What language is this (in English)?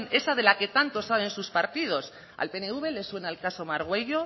Spanish